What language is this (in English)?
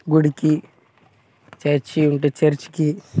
Telugu